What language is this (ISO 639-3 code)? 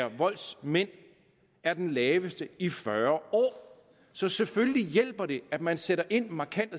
dan